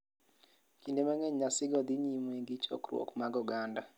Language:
Luo (Kenya and Tanzania)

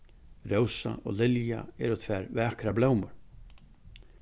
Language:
Faroese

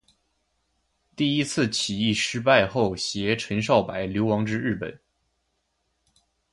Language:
Chinese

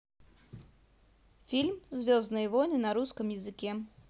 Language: Russian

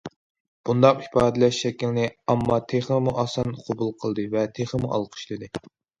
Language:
Uyghur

